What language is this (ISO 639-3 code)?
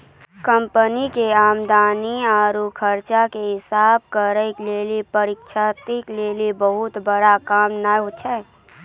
mai